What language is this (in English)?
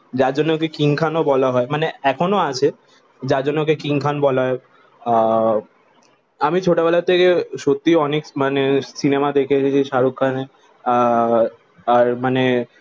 Bangla